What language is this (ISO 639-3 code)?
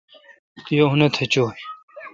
xka